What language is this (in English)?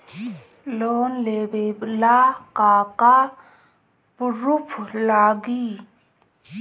Bhojpuri